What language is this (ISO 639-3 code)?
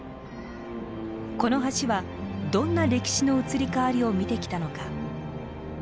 jpn